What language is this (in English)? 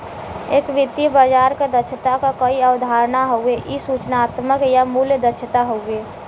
Bhojpuri